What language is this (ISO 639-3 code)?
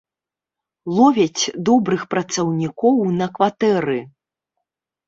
bel